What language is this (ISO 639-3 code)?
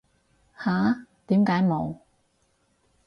yue